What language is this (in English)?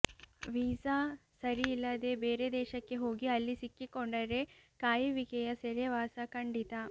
Kannada